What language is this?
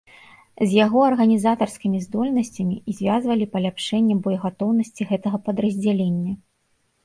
Belarusian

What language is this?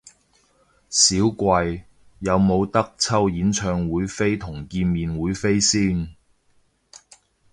Cantonese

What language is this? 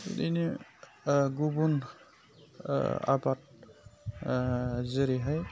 Bodo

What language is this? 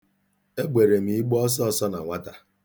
Igbo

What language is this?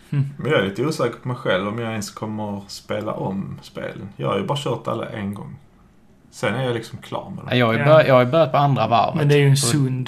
Swedish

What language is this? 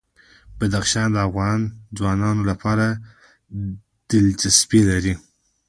Pashto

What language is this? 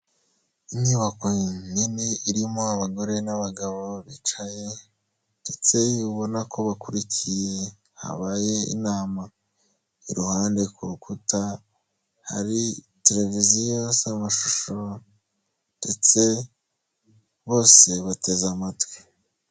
Kinyarwanda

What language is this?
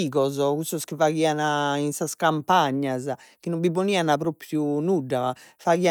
Sardinian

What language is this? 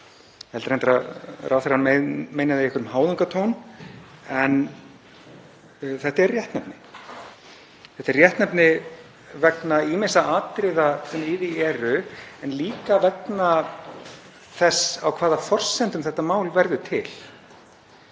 Icelandic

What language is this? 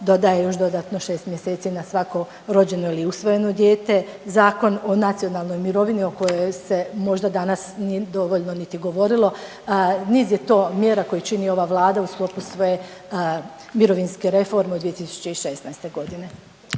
Croatian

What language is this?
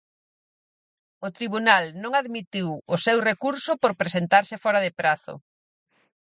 Galician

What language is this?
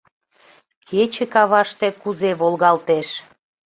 Mari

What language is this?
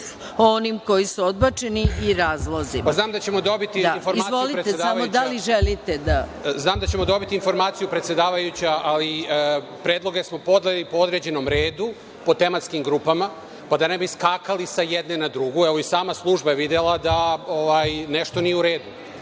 Serbian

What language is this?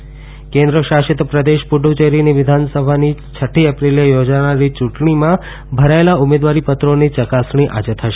Gujarati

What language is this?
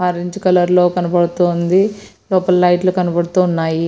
Telugu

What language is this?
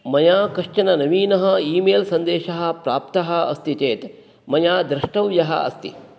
Sanskrit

